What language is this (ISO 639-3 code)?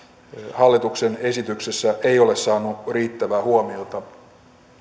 fin